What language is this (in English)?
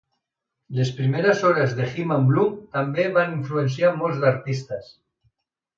Catalan